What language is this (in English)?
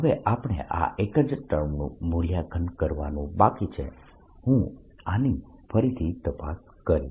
Gujarati